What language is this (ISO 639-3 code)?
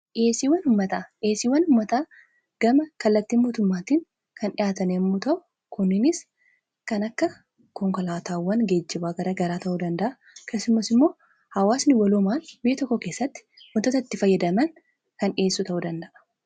orm